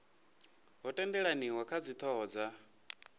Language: Venda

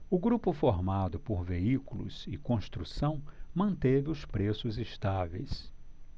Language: Portuguese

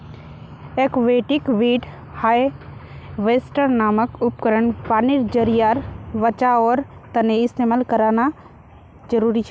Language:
Magahi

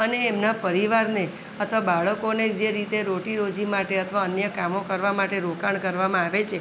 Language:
Gujarati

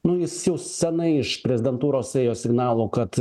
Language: Lithuanian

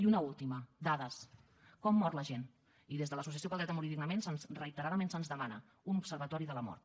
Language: Catalan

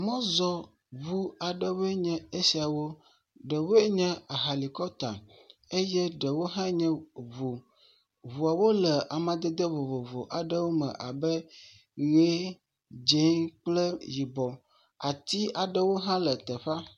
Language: Ewe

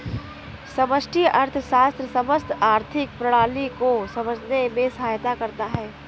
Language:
Hindi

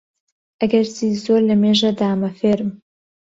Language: Central Kurdish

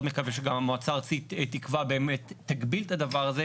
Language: Hebrew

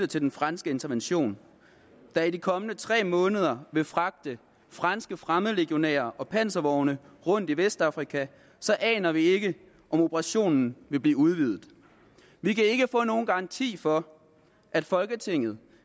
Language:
Danish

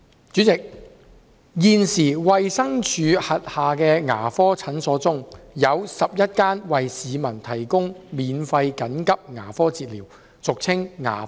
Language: Cantonese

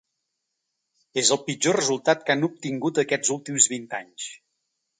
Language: Catalan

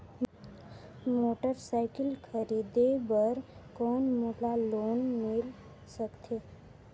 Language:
Chhattisgarhi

